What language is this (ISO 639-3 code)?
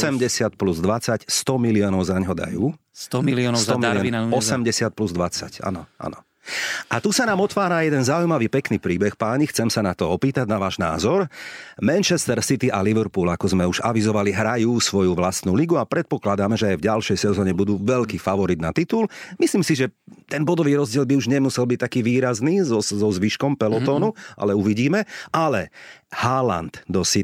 slk